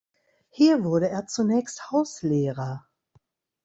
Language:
German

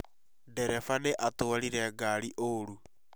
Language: Kikuyu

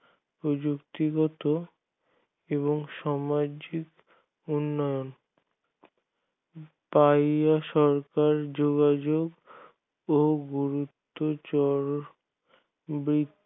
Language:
Bangla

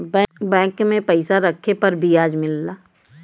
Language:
Bhojpuri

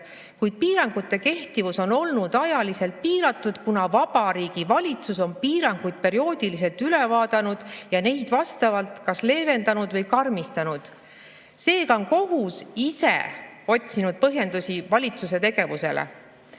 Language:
Estonian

